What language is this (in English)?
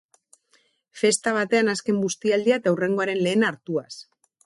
Basque